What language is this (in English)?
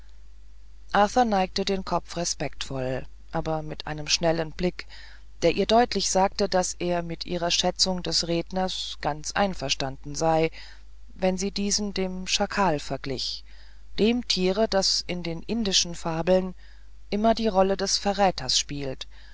German